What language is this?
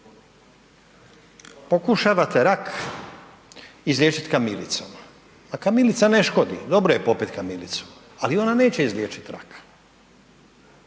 Croatian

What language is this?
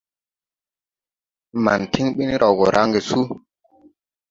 Tupuri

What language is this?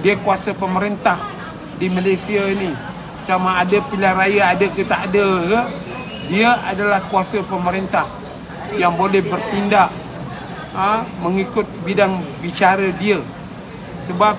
Malay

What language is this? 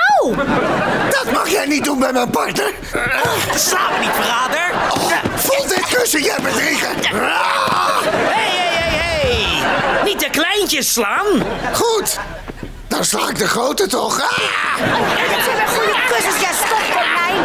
Dutch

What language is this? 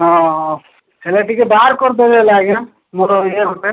Odia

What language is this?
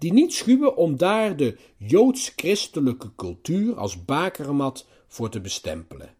Dutch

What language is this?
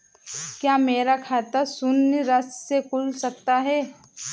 Hindi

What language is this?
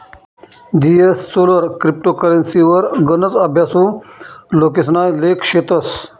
Marathi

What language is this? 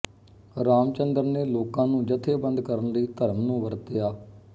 Punjabi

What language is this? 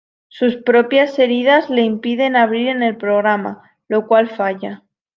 Spanish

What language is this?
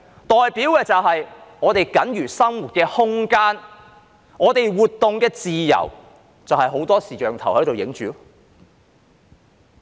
Cantonese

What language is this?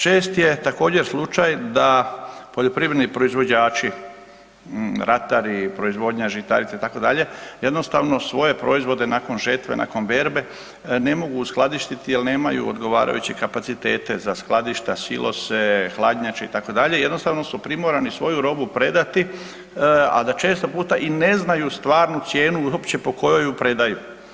Croatian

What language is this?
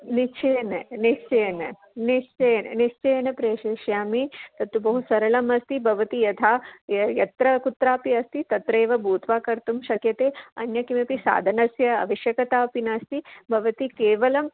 Sanskrit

